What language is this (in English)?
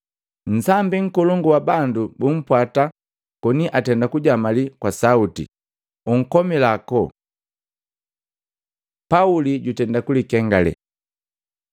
Matengo